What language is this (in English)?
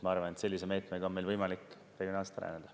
Estonian